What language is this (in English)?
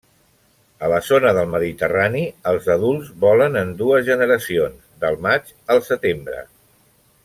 Catalan